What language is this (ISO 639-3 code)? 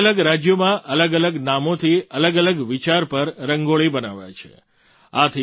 guj